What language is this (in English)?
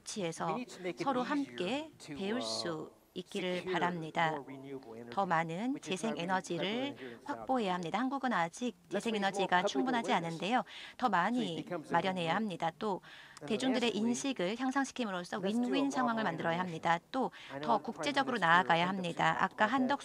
Korean